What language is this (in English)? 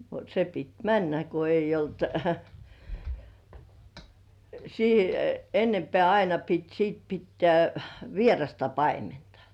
Finnish